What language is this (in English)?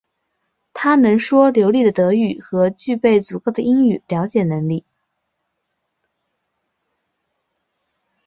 Chinese